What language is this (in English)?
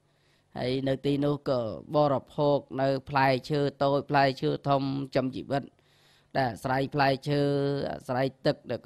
Thai